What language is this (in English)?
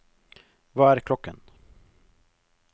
Norwegian